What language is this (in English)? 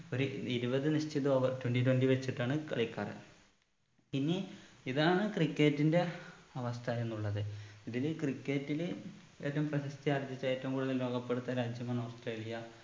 Malayalam